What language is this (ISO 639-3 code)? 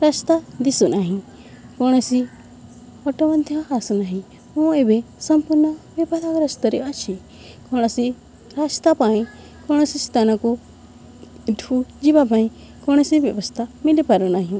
ori